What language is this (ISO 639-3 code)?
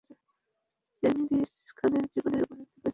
ben